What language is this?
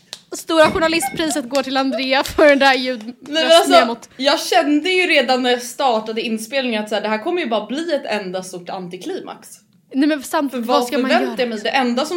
Swedish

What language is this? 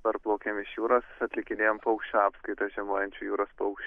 Lithuanian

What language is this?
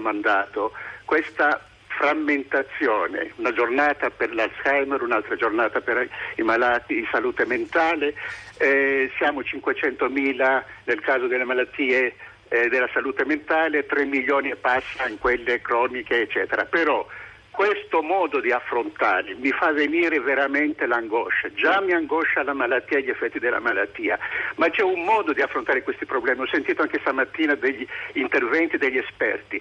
Italian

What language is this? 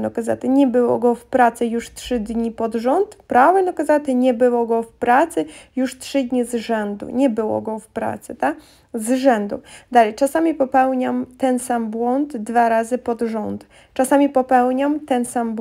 Polish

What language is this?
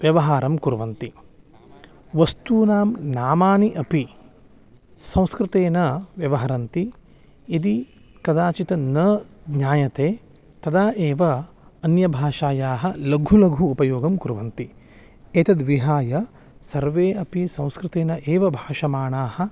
Sanskrit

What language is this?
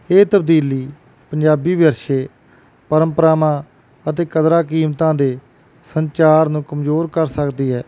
Punjabi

